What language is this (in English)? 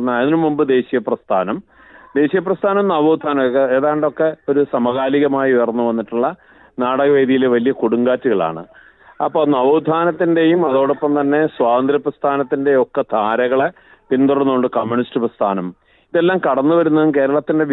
Malayalam